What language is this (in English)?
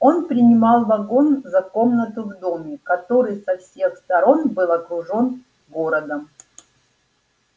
Russian